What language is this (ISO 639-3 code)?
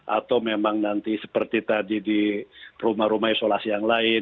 ind